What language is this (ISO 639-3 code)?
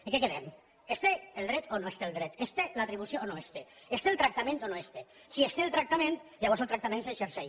cat